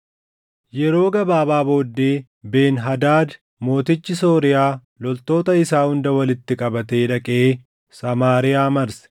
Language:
Oromo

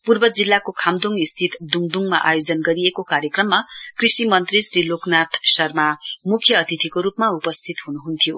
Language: Nepali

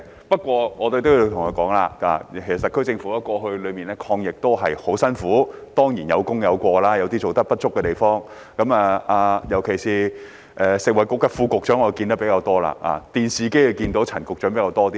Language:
Cantonese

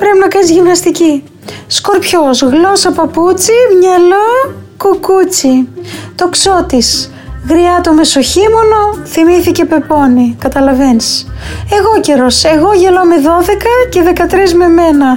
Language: Greek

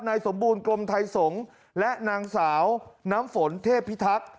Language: Thai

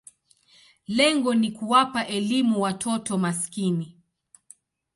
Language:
Swahili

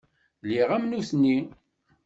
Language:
Kabyle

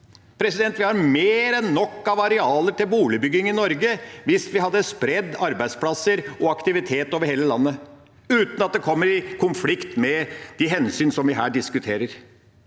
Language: Norwegian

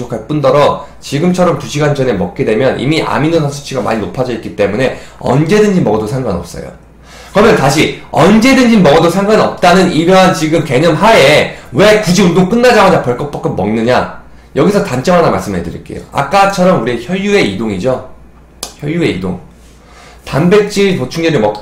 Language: Korean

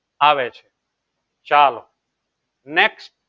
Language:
Gujarati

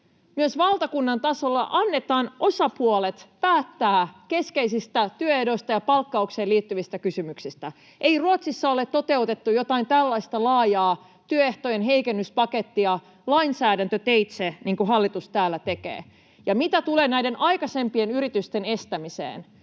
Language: Finnish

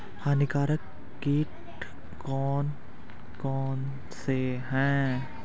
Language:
Hindi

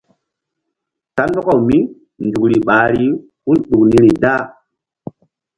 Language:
Mbum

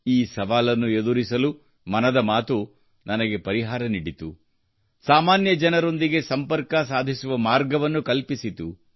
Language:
Kannada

